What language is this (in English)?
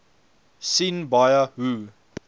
Afrikaans